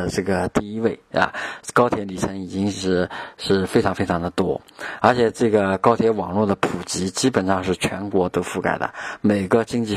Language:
Chinese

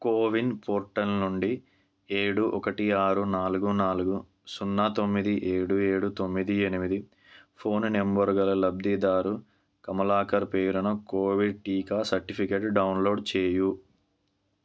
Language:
Telugu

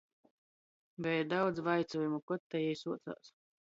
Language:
Latgalian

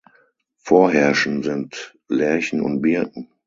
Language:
German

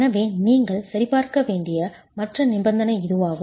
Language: Tamil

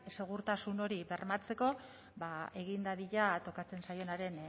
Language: Basque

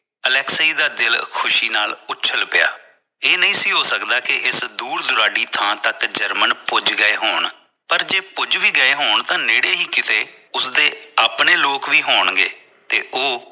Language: Punjabi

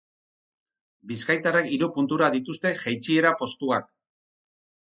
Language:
Basque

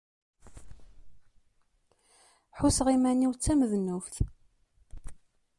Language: Kabyle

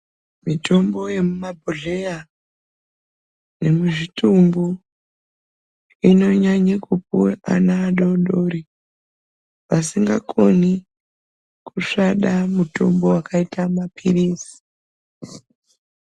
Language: Ndau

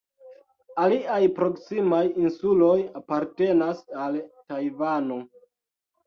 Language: Esperanto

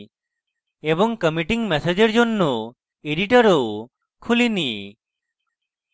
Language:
Bangla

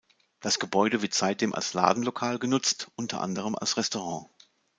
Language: German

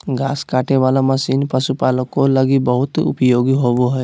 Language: Magahi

